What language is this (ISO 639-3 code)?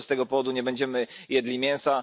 pol